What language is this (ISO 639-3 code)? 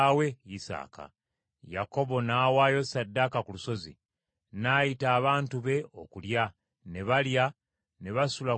lug